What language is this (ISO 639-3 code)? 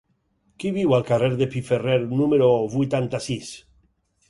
cat